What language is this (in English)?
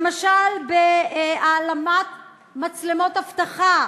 Hebrew